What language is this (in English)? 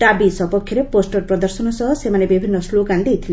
Odia